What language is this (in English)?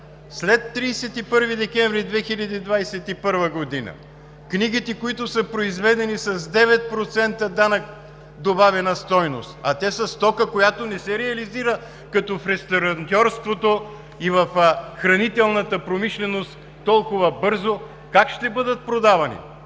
Bulgarian